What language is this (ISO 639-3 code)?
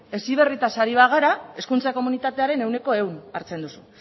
eus